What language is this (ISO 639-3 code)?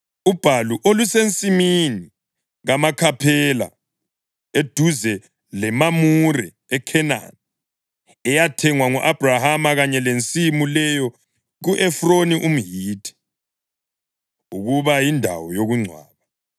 nde